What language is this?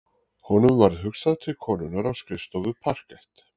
Icelandic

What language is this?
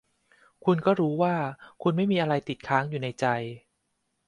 Thai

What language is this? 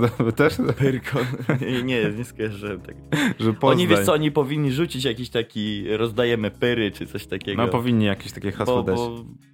Polish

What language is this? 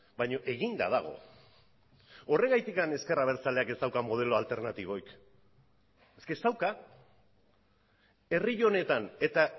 Basque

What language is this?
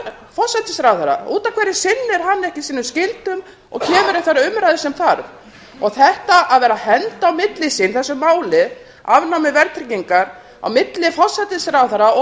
Icelandic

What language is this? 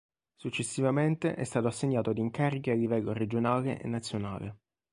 Italian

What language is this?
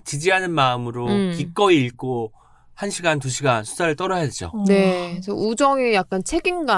Korean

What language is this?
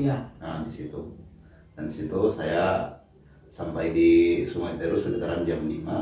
Indonesian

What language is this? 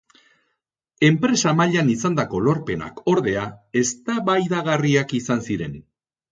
Basque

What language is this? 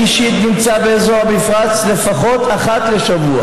Hebrew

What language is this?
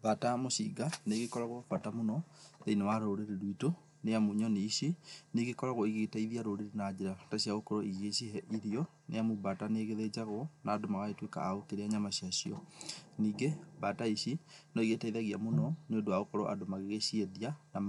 Kikuyu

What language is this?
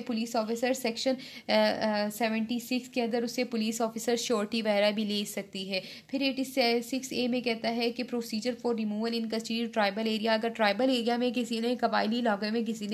Hindi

